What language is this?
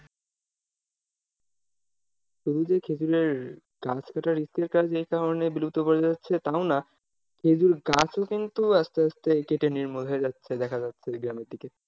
Bangla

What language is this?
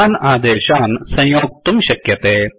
Sanskrit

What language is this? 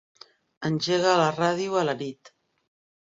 Catalan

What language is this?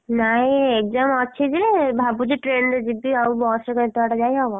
Odia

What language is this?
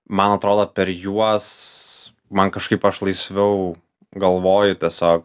Lithuanian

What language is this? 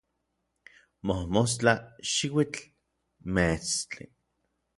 Orizaba Nahuatl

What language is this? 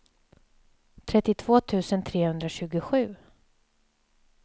Swedish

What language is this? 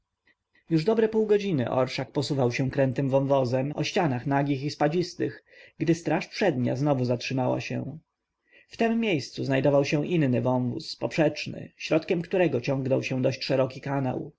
Polish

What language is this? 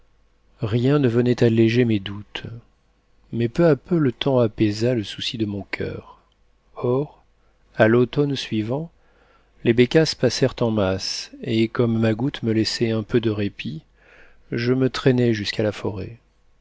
French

